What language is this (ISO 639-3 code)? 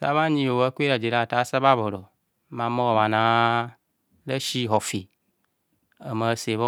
bcs